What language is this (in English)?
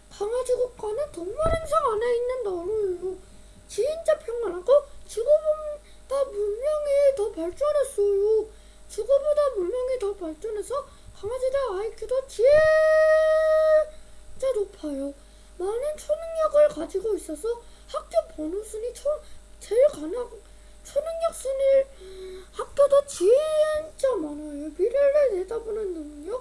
Korean